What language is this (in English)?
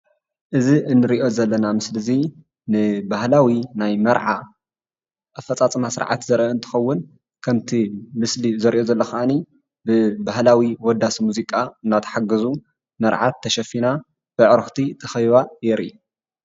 Tigrinya